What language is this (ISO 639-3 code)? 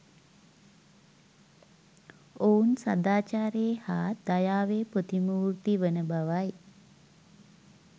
sin